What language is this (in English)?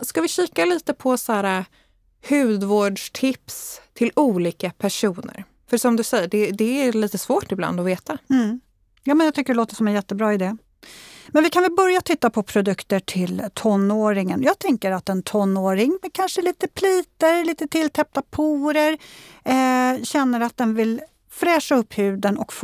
Swedish